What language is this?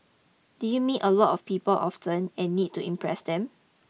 English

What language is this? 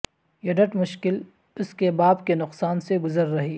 Urdu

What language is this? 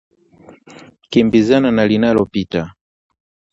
Swahili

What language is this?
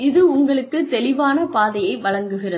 Tamil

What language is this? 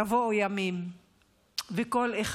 Hebrew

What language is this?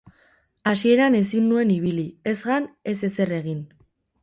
Basque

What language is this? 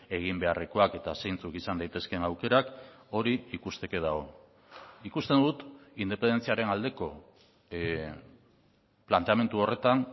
Basque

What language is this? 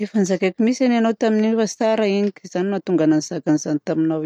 Southern Betsimisaraka Malagasy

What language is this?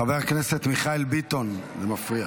Hebrew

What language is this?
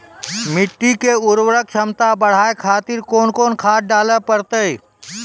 Maithili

